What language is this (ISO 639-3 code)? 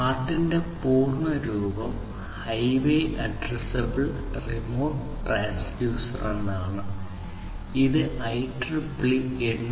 mal